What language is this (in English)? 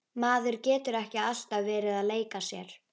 Icelandic